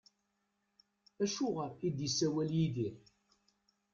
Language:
Kabyle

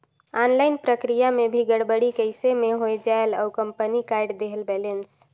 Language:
Chhattisgarhi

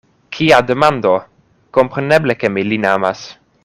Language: Esperanto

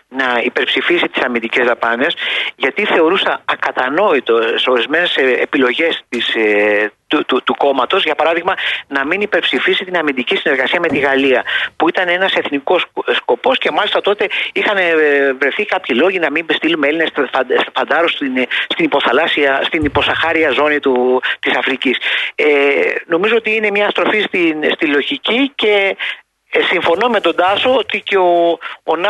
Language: Greek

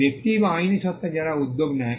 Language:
Bangla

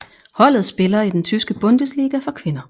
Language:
Danish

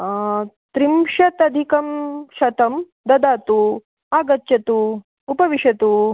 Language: Sanskrit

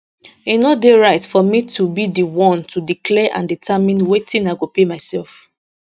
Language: Nigerian Pidgin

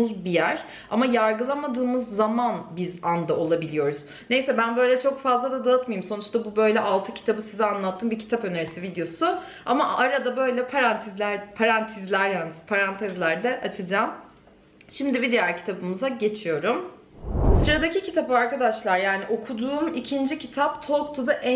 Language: Turkish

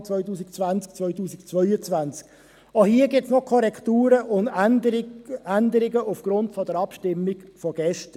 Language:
Swiss German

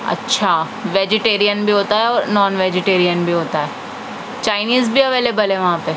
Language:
Urdu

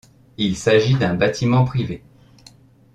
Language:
French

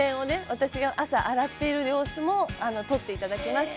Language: Japanese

